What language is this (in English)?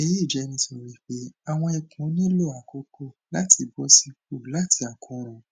Yoruba